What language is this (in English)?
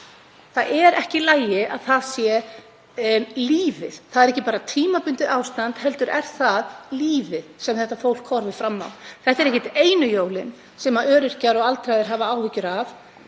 Icelandic